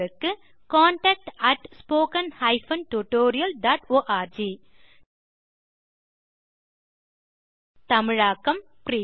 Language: Tamil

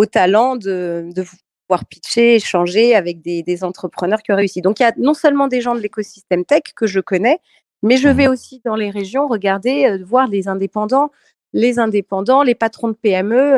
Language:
French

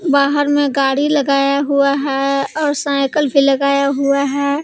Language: Hindi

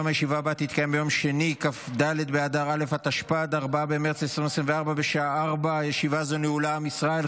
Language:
Hebrew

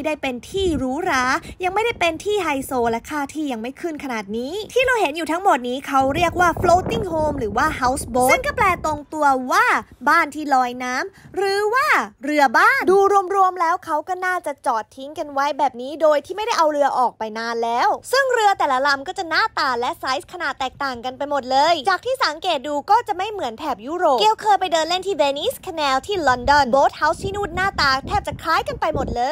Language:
Thai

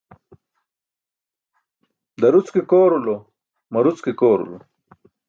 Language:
Burushaski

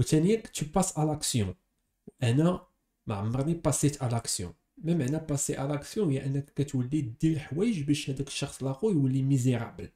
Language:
Arabic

